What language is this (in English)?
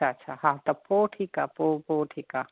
Sindhi